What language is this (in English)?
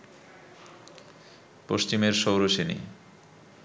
Bangla